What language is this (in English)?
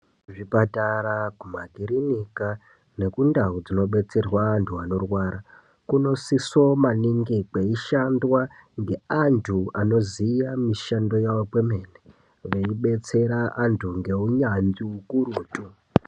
Ndau